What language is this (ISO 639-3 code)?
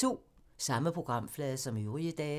dan